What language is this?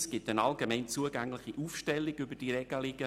Swiss German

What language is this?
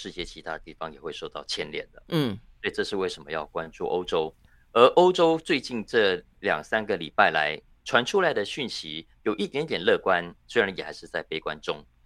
Chinese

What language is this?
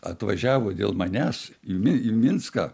Lithuanian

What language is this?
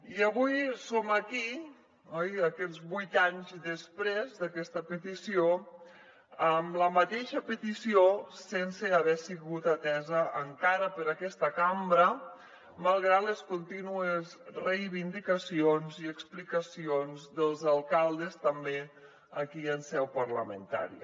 Catalan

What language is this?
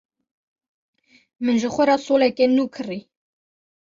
Kurdish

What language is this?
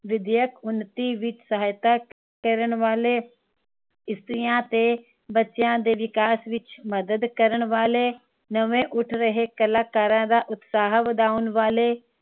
Punjabi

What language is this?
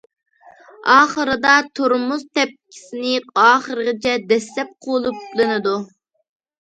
Uyghur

